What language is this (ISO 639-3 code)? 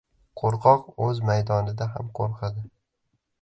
uzb